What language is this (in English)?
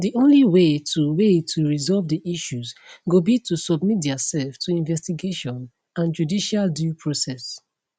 Nigerian Pidgin